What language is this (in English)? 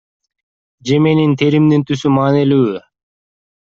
Kyrgyz